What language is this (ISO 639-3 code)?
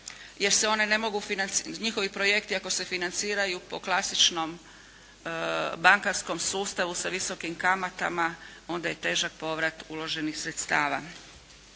hrv